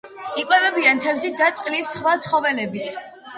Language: Georgian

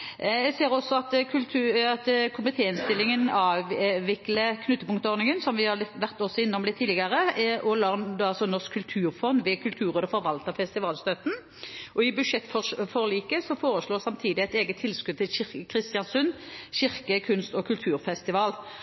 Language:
Norwegian Bokmål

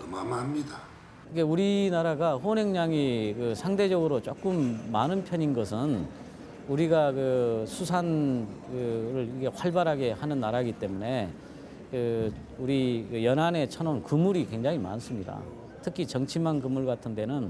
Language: Korean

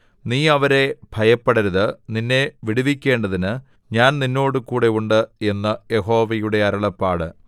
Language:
Malayalam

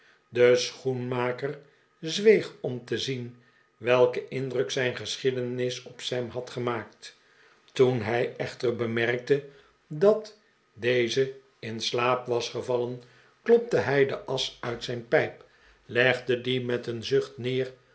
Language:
Dutch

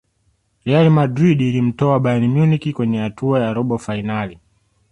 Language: Swahili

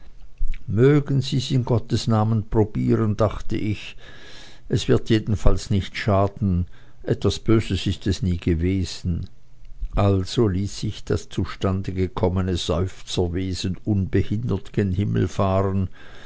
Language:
German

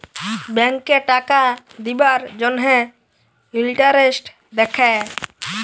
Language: Bangla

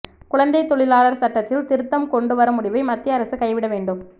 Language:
Tamil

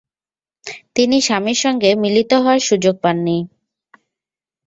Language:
Bangla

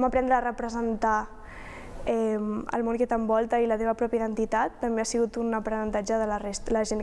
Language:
Catalan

